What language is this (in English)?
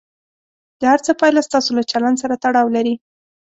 Pashto